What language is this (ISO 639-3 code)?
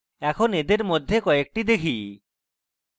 ben